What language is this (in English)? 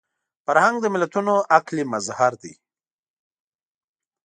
Pashto